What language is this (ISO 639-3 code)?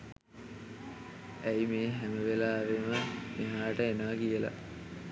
sin